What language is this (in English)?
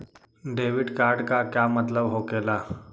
Magahi